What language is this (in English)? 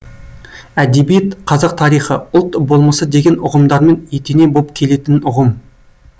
Kazakh